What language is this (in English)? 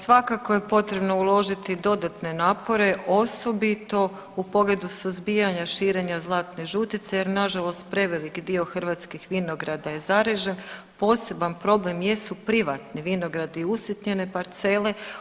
Croatian